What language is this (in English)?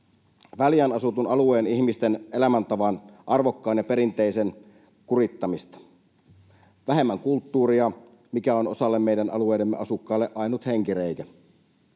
Finnish